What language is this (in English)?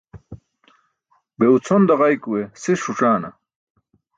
Burushaski